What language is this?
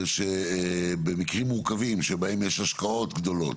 Hebrew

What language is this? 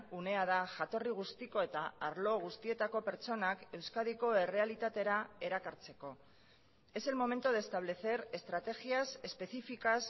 Basque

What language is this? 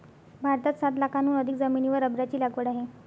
Marathi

